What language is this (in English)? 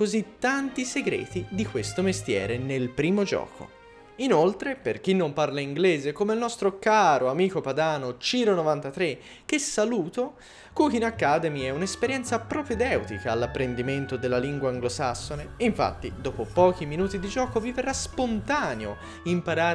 Italian